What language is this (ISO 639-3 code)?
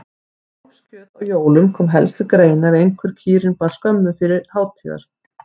isl